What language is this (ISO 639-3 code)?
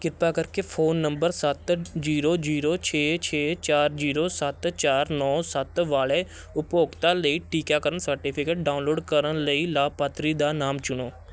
pan